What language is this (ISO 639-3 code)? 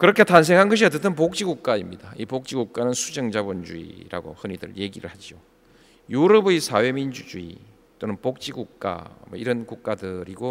kor